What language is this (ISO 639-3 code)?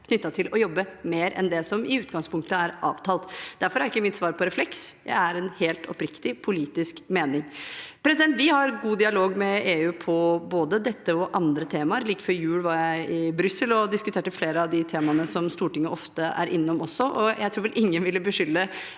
nor